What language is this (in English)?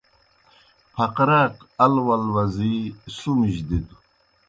Kohistani Shina